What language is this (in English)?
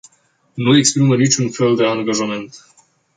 Romanian